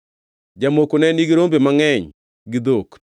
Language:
Luo (Kenya and Tanzania)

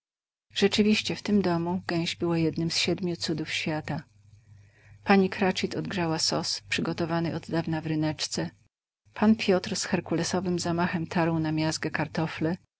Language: Polish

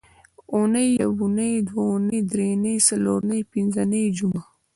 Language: Pashto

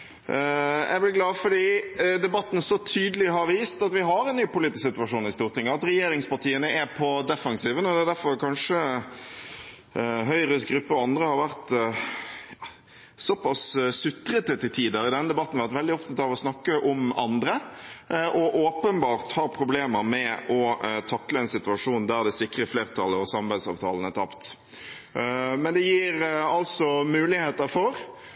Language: Norwegian Bokmål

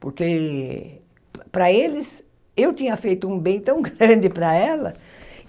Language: Portuguese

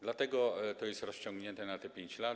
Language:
Polish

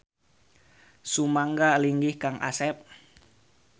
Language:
Sundanese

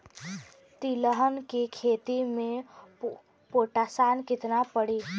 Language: Bhojpuri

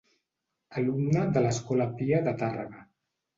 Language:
Catalan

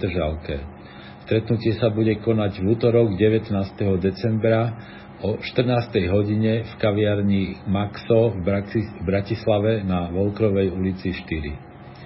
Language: Slovak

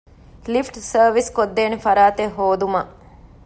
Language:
Divehi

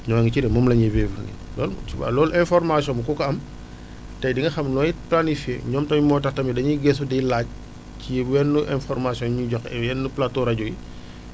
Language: Wolof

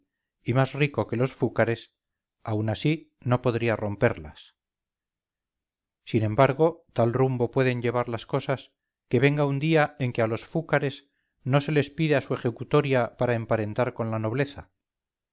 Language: Spanish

